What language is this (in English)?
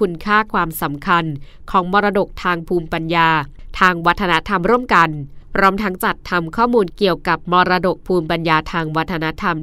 Thai